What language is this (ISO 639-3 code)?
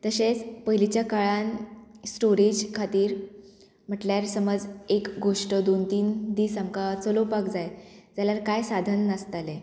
kok